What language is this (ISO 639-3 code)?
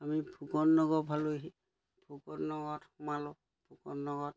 asm